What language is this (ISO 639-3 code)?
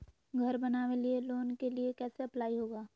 mag